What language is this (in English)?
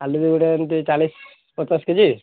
Odia